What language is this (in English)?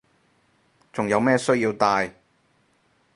Cantonese